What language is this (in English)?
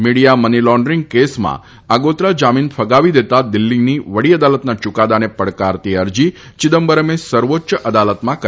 Gujarati